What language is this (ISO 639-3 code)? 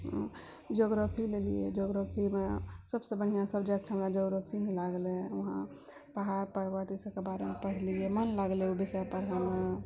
mai